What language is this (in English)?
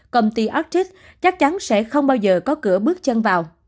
Vietnamese